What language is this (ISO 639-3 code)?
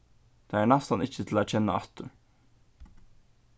fao